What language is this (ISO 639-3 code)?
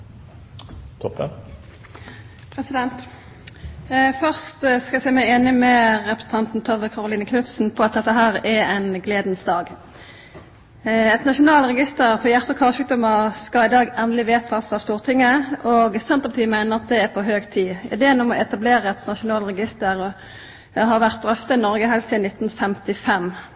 nno